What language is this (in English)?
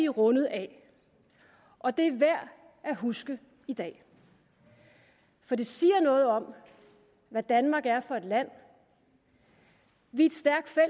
Danish